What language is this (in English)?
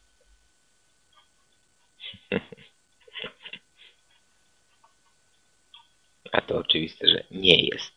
Polish